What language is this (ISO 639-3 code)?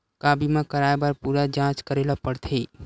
hne